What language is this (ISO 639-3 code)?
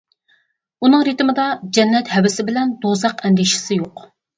uig